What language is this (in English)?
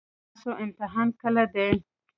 Pashto